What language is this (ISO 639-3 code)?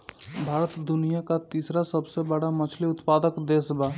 bho